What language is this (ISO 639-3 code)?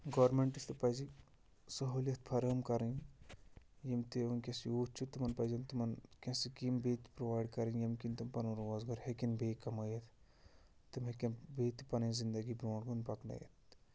kas